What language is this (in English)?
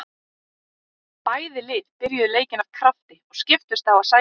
Icelandic